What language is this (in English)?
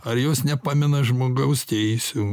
Lithuanian